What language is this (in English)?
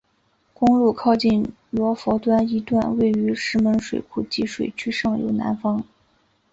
Chinese